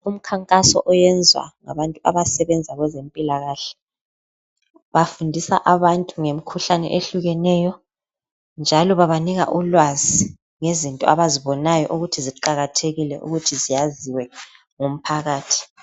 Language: North Ndebele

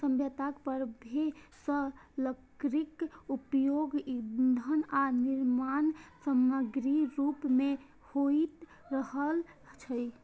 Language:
Maithili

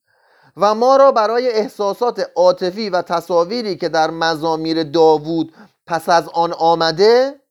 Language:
Persian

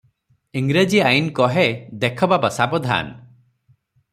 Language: Odia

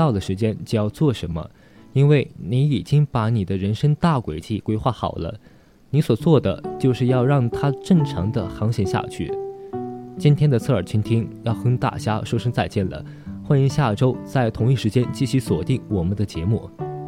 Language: Chinese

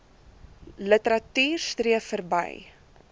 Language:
Afrikaans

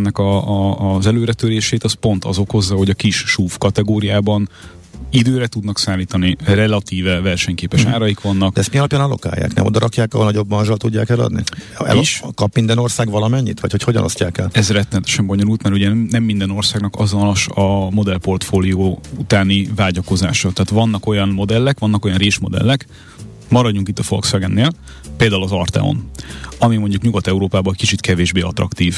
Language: Hungarian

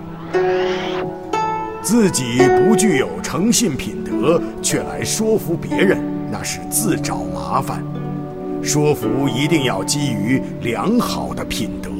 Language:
Chinese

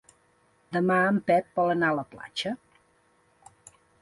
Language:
Catalan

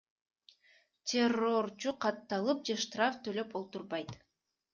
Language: Kyrgyz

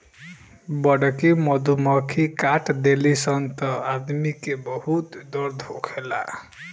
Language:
Bhojpuri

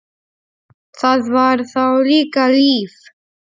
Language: Icelandic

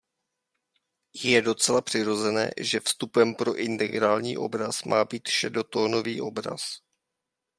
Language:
Czech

